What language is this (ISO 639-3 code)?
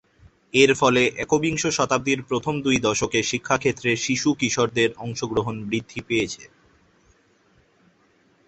ben